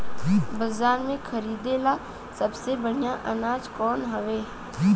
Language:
Bhojpuri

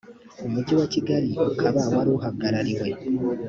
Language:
Kinyarwanda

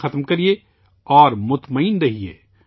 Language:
Urdu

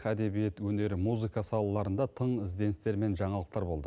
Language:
Kazakh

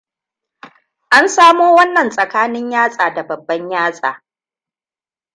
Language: Hausa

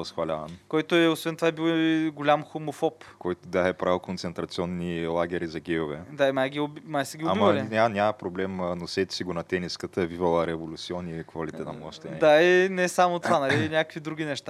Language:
Bulgarian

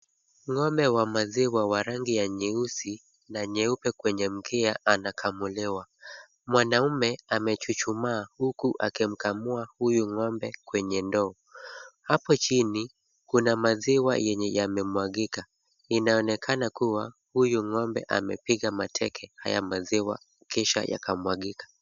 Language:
Swahili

